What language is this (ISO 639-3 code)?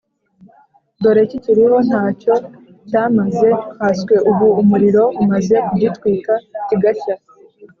kin